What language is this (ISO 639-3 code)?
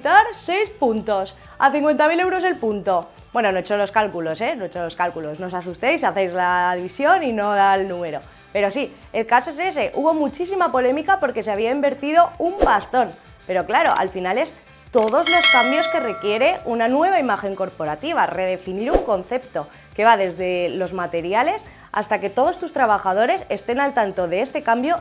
spa